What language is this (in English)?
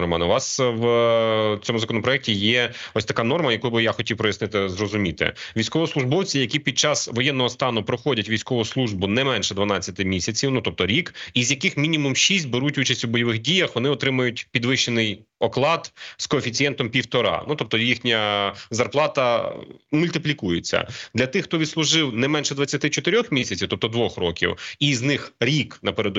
Ukrainian